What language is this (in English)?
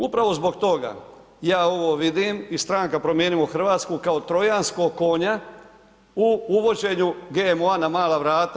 Croatian